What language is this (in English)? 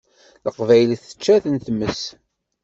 Kabyle